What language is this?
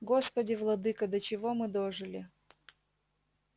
Russian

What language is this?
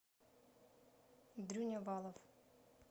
Russian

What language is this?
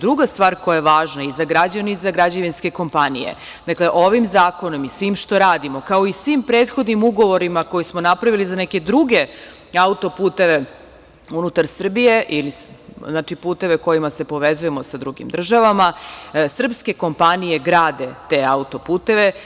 Serbian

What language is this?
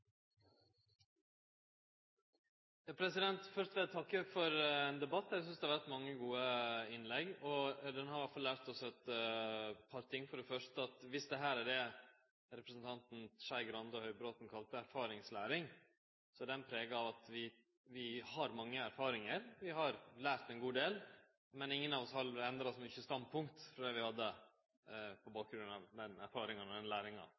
Norwegian Nynorsk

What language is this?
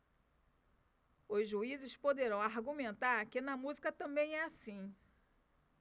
Portuguese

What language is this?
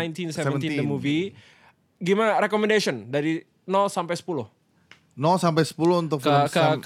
Indonesian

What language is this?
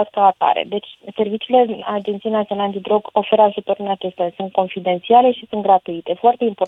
Romanian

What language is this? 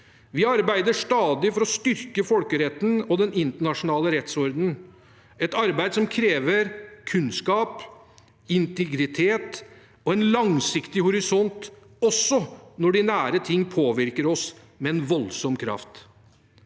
Norwegian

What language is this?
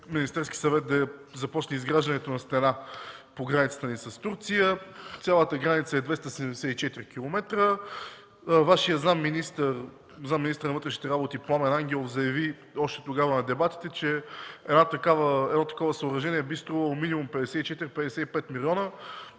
Bulgarian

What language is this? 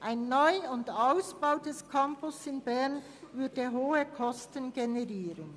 Swiss German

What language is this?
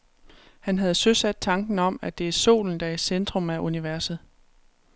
Danish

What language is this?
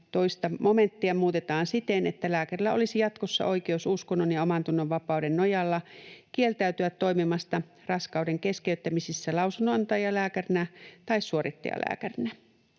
Finnish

